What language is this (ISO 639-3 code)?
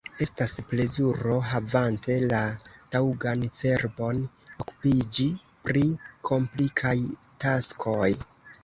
epo